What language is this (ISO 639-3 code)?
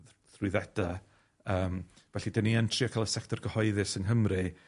cym